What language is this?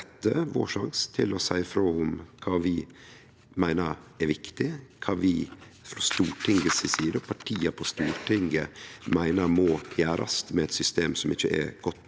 Norwegian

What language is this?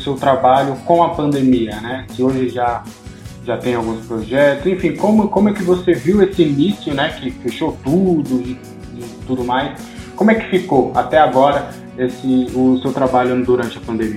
Portuguese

